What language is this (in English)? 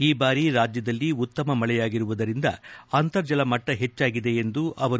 Kannada